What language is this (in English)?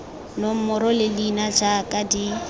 Tswana